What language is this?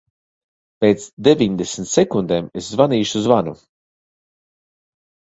Latvian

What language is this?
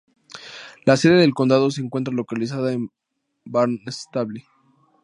Spanish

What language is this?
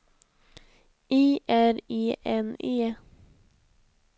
Swedish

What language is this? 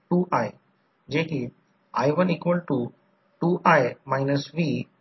Marathi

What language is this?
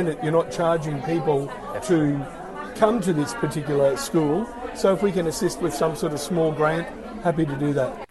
Filipino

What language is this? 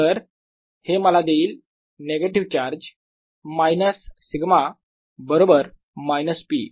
Marathi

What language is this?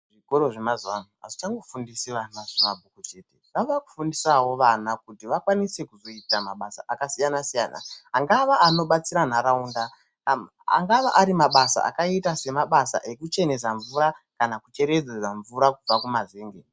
Ndau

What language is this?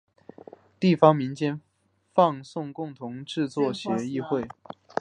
Chinese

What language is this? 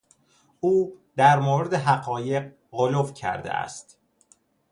Persian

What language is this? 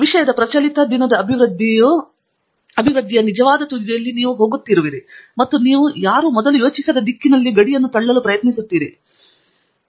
Kannada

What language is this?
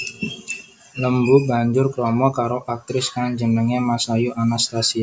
Javanese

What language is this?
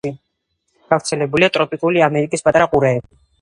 Georgian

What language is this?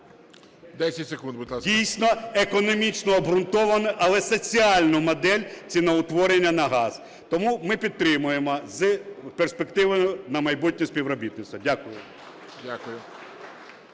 Ukrainian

